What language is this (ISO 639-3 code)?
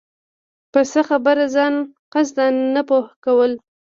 pus